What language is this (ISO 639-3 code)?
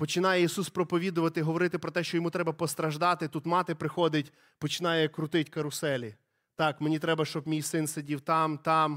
ukr